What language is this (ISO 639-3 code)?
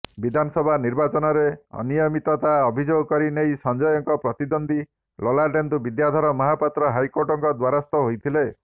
ori